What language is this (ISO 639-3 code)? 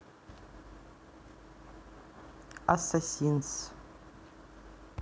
rus